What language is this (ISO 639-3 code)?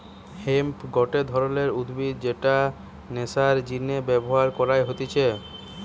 ben